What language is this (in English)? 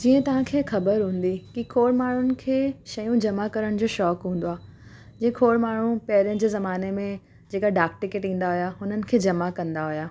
Sindhi